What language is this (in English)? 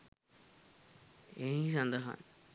Sinhala